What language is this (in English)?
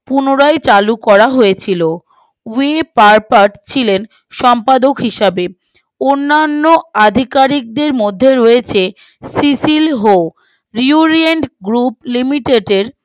Bangla